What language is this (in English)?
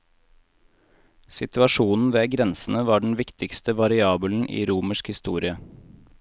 Norwegian